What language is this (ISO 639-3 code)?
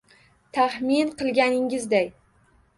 uzb